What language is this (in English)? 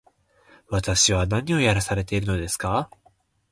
Japanese